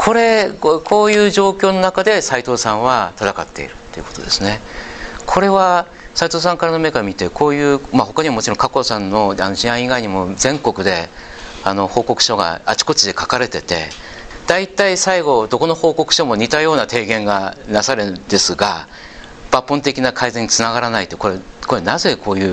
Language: Japanese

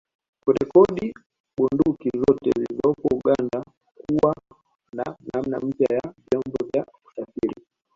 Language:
Swahili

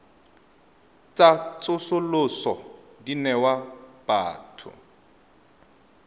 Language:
Tswana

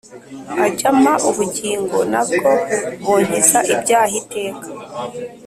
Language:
Kinyarwanda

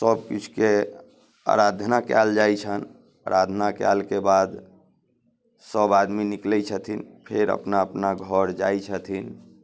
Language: Maithili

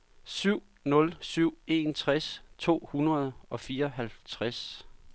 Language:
Danish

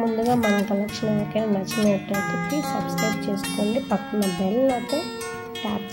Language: Romanian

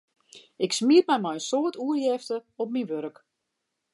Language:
Western Frisian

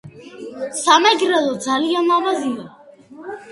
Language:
Georgian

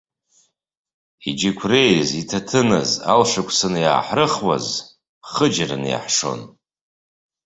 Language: Abkhazian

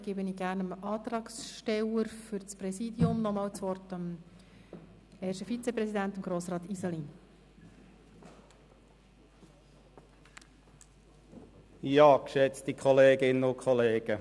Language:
Swiss German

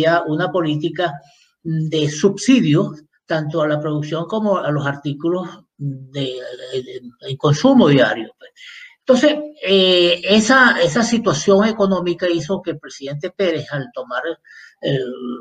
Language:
Spanish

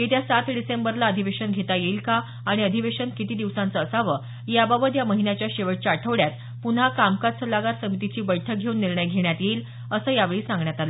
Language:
Marathi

